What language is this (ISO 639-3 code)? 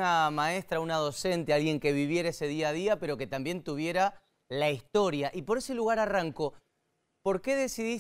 spa